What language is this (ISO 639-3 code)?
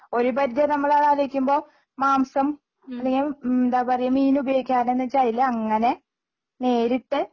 mal